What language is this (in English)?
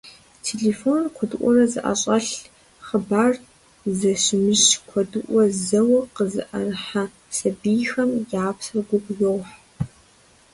Kabardian